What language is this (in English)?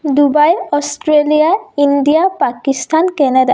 Assamese